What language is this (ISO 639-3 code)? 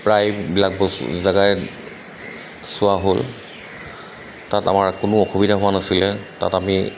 asm